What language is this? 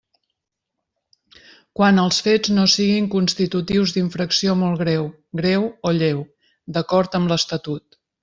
Catalan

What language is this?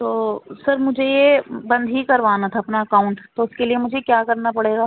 Urdu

